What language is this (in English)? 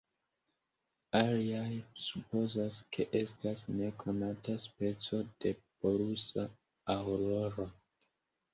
Esperanto